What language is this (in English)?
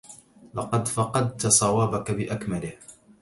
Arabic